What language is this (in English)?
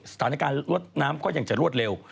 Thai